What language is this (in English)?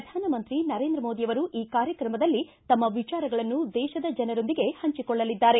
Kannada